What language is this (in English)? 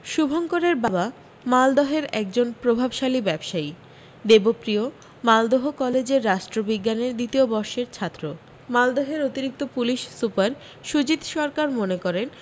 Bangla